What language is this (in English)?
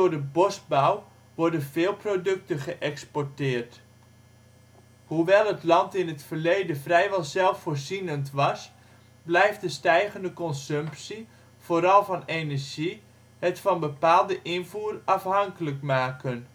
Dutch